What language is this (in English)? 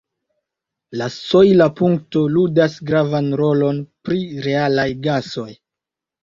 Esperanto